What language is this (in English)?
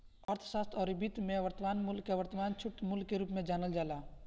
Bhojpuri